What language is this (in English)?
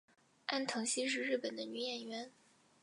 Chinese